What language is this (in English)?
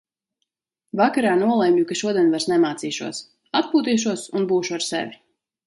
Latvian